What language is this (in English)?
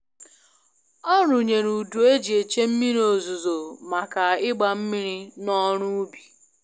Igbo